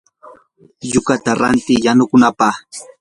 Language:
Yanahuanca Pasco Quechua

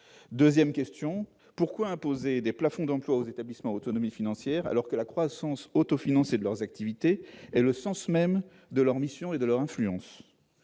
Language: French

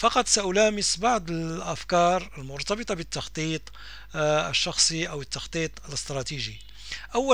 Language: Arabic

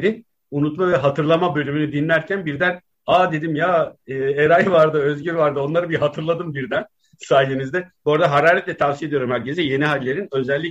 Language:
Turkish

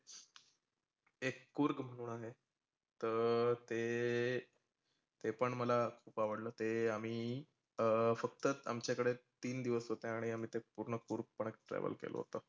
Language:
Marathi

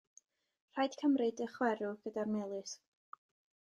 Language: Welsh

